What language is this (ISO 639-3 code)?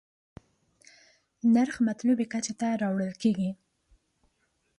pus